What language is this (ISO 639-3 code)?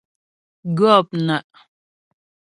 bbj